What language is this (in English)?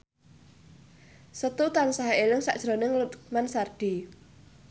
Javanese